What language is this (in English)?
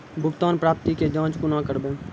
Maithili